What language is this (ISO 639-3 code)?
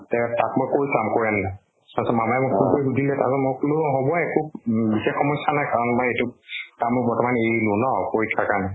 asm